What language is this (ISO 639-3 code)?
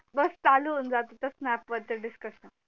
mar